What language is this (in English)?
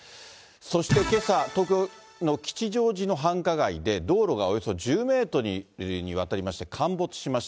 Japanese